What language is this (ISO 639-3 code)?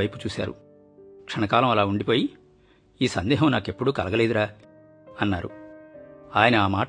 tel